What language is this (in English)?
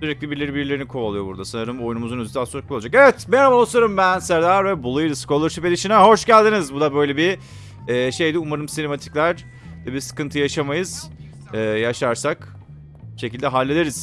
Turkish